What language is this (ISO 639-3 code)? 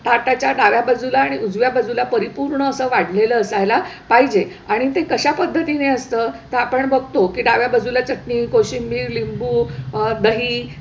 mar